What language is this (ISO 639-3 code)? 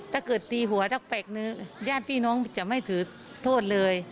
tha